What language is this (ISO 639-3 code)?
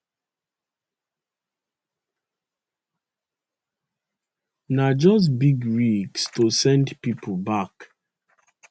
pcm